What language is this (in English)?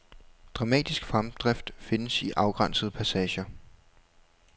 Danish